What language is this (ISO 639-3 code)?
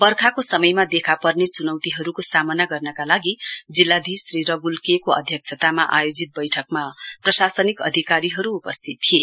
nep